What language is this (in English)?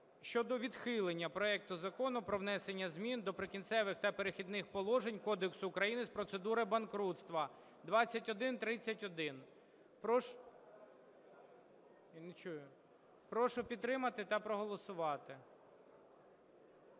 Ukrainian